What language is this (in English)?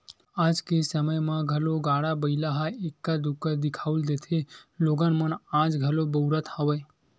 Chhattisgarhi